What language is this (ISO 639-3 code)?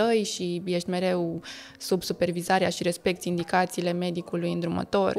ron